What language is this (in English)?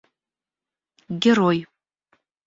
Russian